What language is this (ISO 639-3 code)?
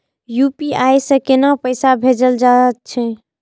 mai